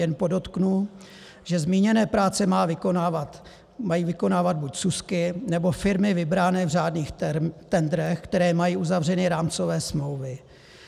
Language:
Czech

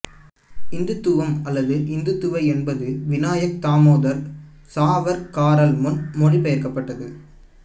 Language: Tamil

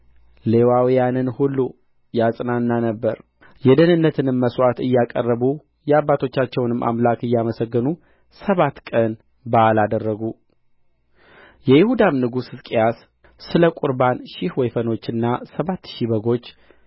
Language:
Amharic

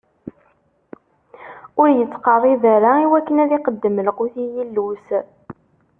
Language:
Kabyle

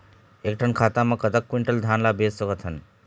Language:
Chhattisgarhi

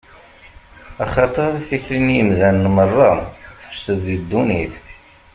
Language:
Kabyle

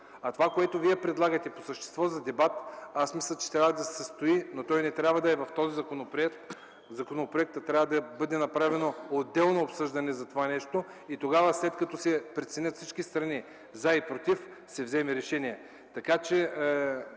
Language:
Bulgarian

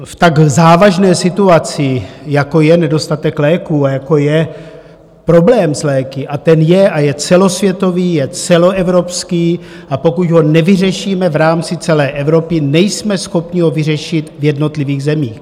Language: Czech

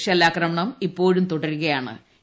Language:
Malayalam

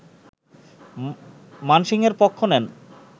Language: Bangla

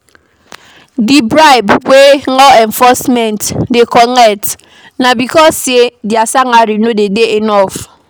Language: Nigerian Pidgin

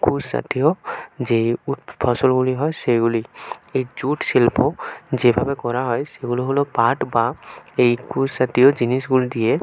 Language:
Bangla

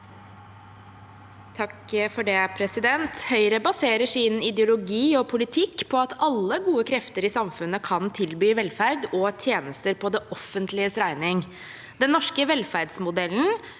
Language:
Norwegian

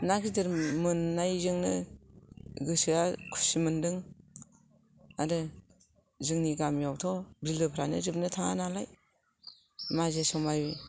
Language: Bodo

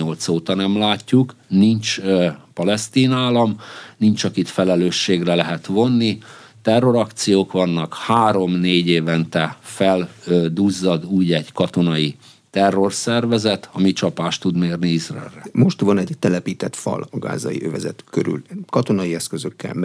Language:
Hungarian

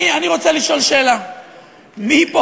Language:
Hebrew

